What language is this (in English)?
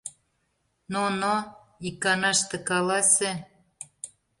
Mari